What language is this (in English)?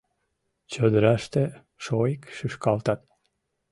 Mari